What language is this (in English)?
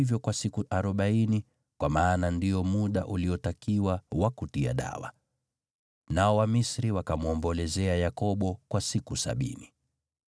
Swahili